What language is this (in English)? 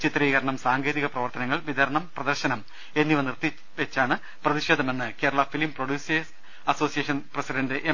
Malayalam